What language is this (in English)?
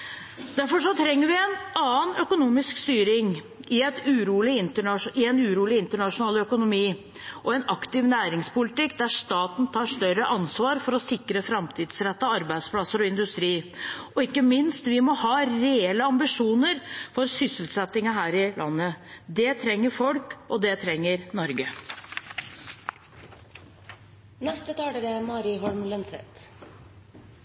Norwegian Bokmål